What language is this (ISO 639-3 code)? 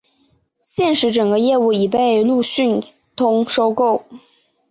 zho